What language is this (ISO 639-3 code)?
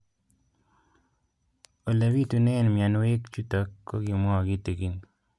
kln